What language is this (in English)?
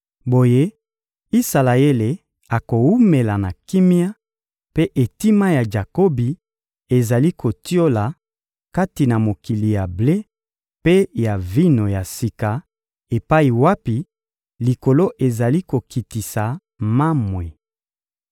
Lingala